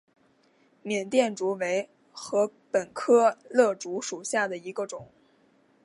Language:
Chinese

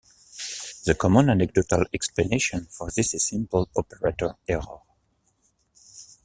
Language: English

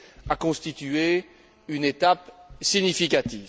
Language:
French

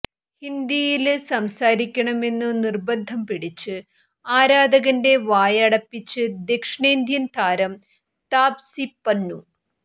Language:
Malayalam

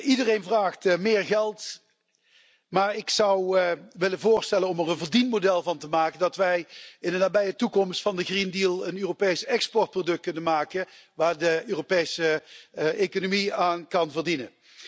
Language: Dutch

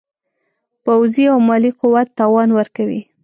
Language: Pashto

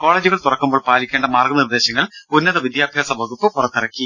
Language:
Malayalam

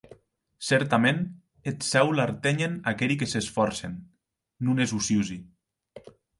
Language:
Occitan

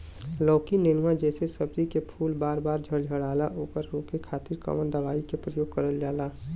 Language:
Bhojpuri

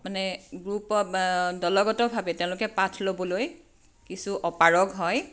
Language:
Assamese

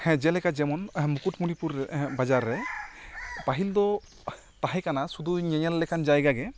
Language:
Santali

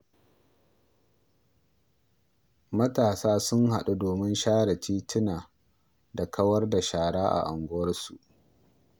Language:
Hausa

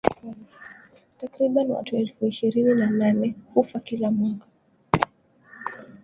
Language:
Swahili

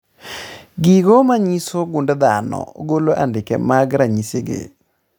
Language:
Luo (Kenya and Tanzania)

